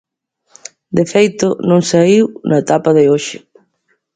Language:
Galician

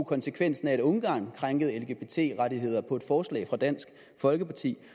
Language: Danish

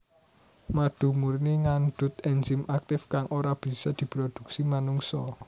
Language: Javanese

